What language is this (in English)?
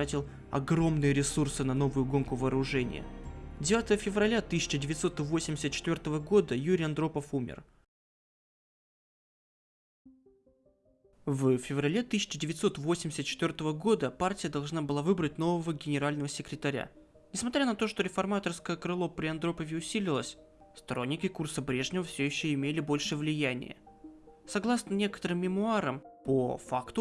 Russian